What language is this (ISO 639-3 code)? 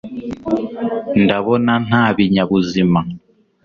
kin